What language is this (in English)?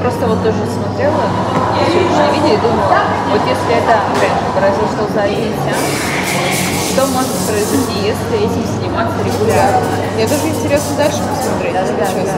Russian